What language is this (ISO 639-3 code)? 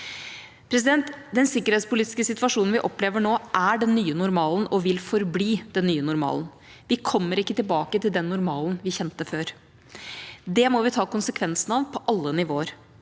nor